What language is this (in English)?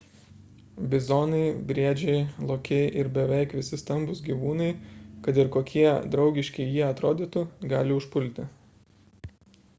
Lithuanian